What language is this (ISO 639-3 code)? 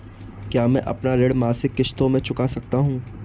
hin